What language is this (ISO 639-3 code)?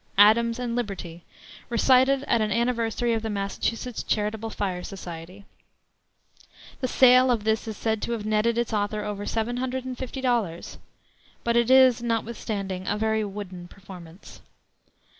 eng